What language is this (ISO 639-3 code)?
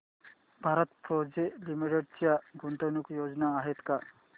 mar